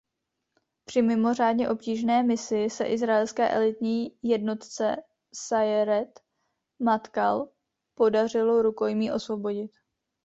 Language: Czech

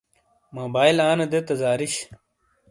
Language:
Shina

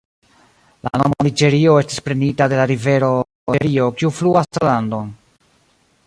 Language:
Esperanto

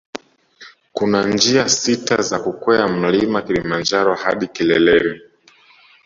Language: Swahili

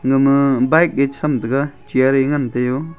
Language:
Wancho Naga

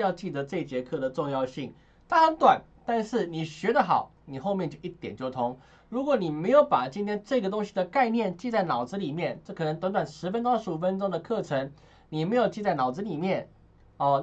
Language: Chinese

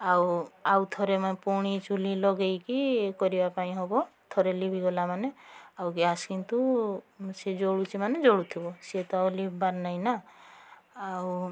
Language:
Odia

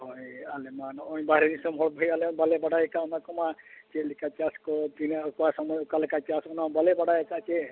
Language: Santali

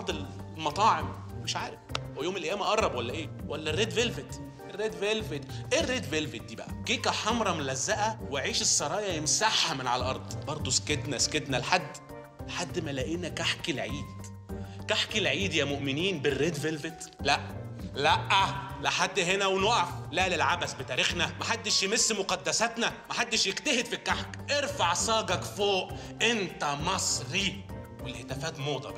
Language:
Arabic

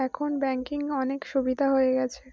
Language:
Bangla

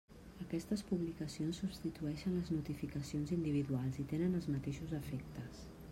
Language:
Catalan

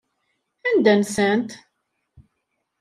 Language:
Kabyle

